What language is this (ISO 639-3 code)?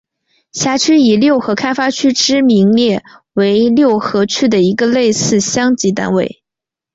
zho